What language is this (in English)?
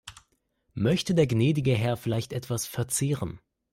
German